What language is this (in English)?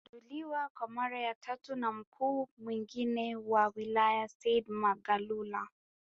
Swahili